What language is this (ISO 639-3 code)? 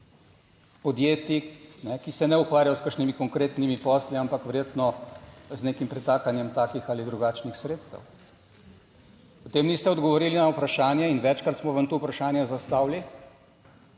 slv